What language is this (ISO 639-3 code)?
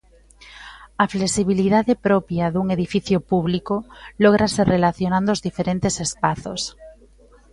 glg